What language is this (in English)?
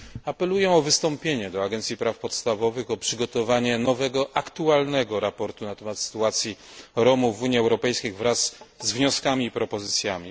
Polish